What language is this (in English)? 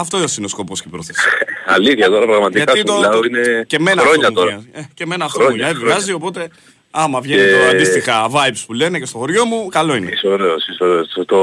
Greek